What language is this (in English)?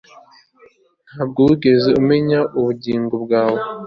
Kinyarwanda